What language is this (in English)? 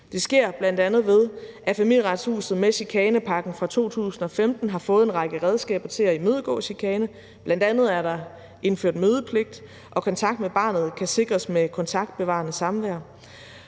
Danish